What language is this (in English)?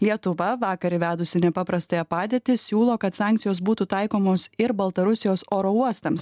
Lithuanian